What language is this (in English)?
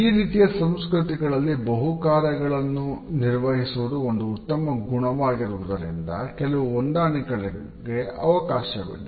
Kannada